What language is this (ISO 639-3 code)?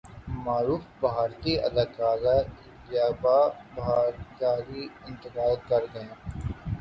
urd